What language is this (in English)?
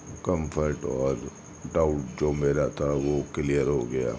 Urdu